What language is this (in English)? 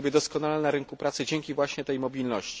Polish